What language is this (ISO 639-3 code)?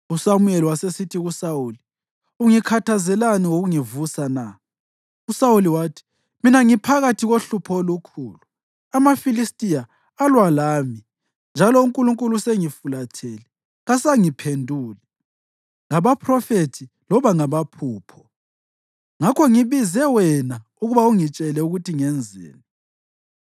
nde